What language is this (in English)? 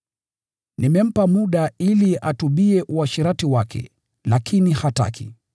Swahili